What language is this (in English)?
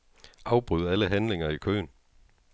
Danish